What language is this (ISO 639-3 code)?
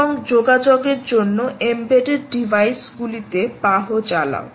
ben